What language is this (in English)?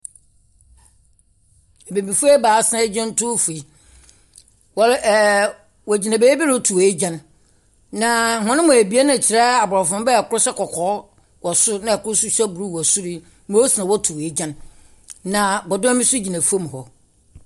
Akan